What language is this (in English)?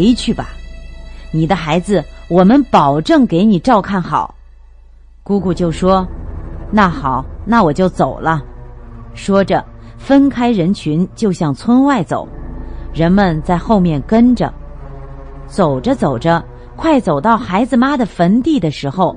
Chinese